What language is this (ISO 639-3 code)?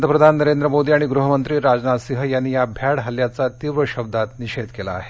mar